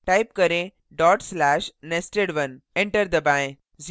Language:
Hindi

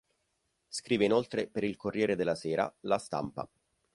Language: Italian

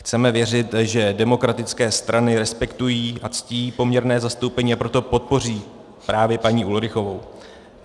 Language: Czech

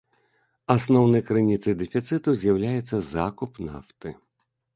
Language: Belarusian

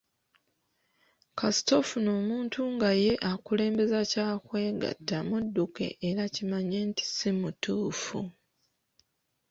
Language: Ganda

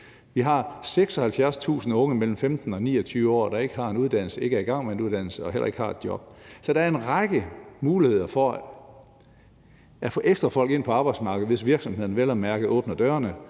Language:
Danish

